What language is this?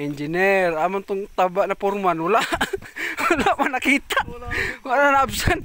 Filipino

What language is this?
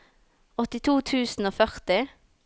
Norwegian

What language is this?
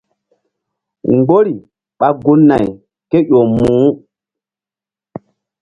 Mbum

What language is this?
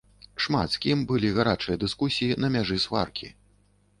Belarusian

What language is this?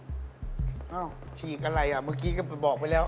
Thai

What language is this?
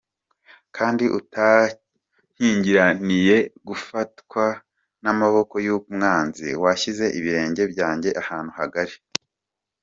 Kinyarwanda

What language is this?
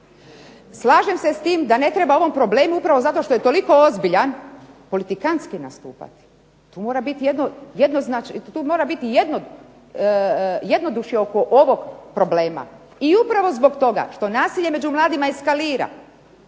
Croatian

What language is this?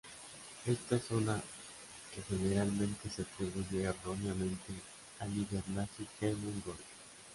Spanish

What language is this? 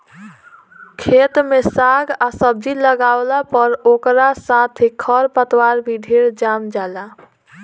Bhojpuri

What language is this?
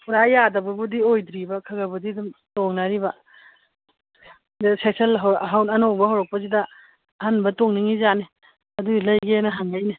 Manipuri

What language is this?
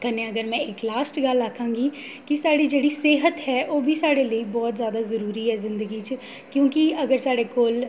Dogri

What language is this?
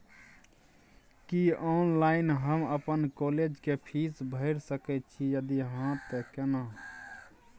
Maithili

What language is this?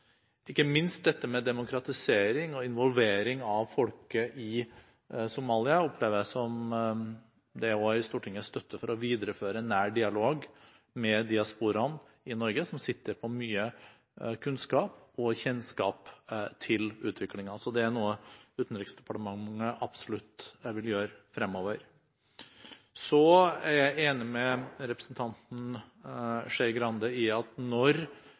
Norwegian Bokmål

